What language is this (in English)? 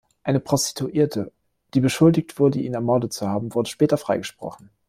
German